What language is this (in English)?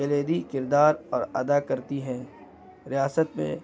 Urdu